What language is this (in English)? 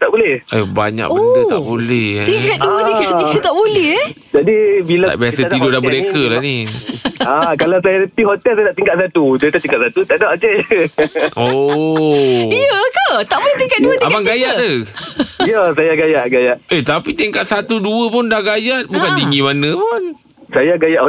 Malay